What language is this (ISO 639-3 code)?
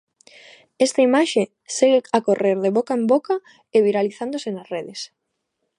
glg